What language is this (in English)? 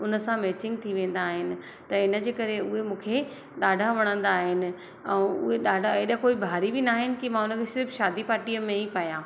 Sindhi